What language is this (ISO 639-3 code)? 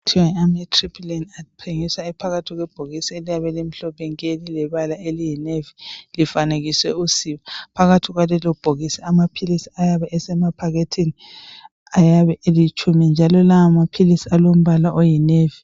nde